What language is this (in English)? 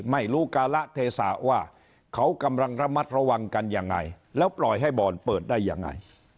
Thai